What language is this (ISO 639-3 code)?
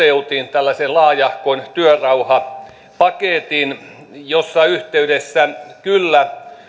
fin